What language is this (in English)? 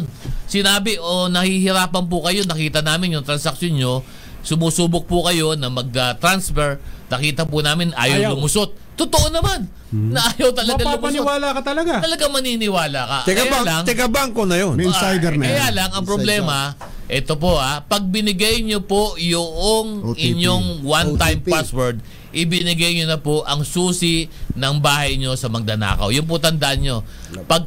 Filipino